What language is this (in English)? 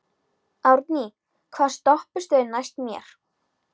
Icelandic